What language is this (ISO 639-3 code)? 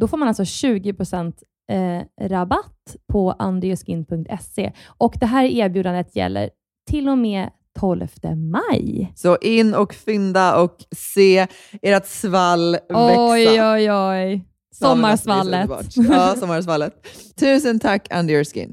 swe